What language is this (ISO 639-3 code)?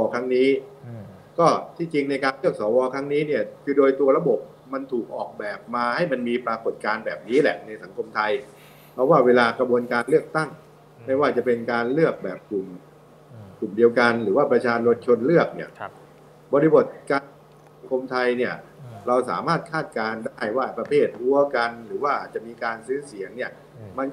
tha